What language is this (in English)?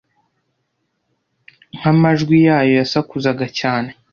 Kinyarwanda